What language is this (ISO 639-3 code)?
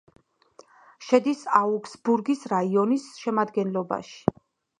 kat